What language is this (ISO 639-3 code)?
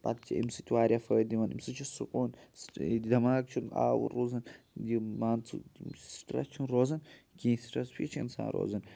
kas